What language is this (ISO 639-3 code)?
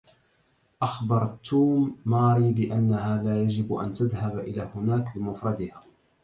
ara